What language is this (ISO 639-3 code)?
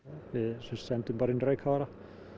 isl